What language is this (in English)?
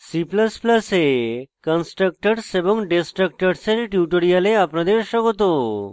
Bangla